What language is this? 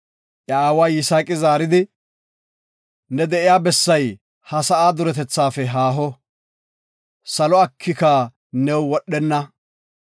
Gofa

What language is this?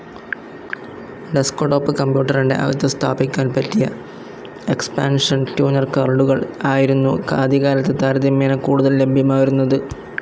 Malayalam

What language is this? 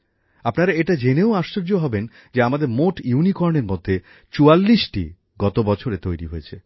Bangla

